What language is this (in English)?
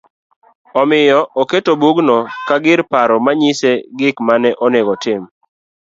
Luo (Kenya and Tanzania)